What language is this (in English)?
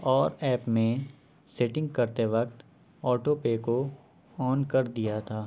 Urdu